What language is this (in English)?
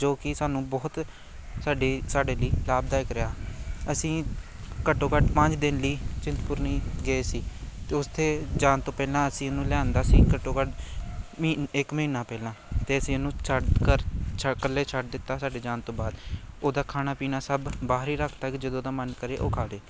Punjabi